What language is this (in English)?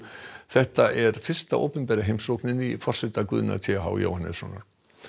Icelandic